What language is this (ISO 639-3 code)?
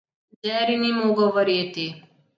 slv